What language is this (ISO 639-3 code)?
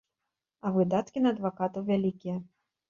bel